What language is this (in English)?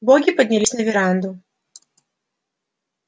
Russian